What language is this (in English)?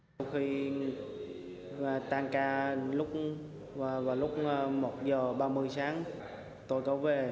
Vietnamese